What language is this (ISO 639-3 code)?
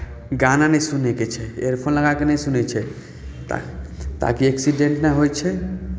mai